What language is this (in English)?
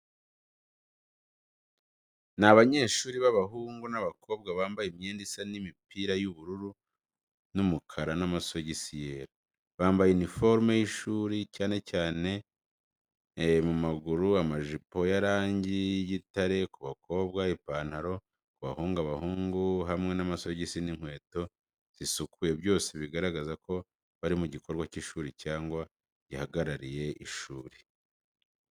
Kinyarwanda